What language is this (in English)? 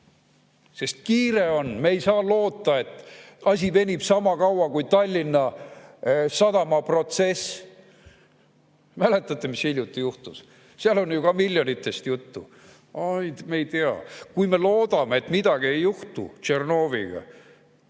Estonian